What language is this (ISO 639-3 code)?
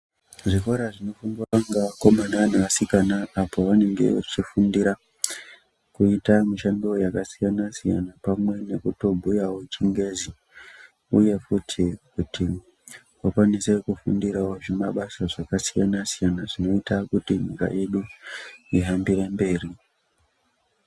ndc